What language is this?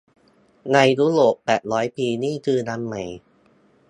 Thai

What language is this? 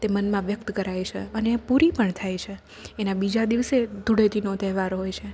Gujarati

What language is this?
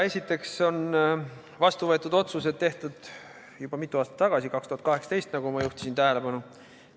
Estonian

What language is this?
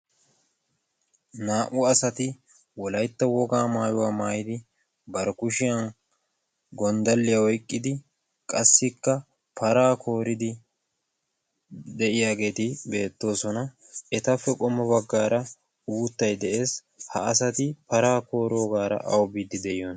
Wolaytta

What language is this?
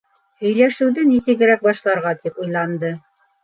Bashkir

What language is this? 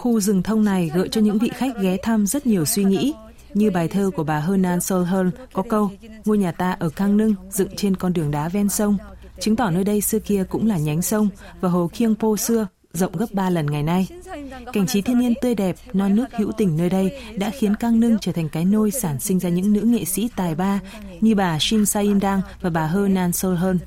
Vietnamese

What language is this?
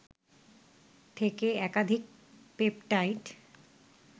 Bangla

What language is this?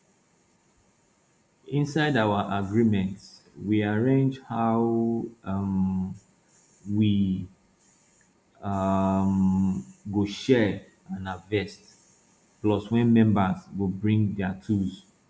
Nigerian Pidgin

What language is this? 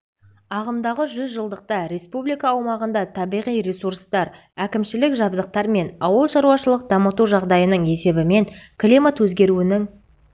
Kazakh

